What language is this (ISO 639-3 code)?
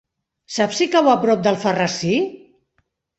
cat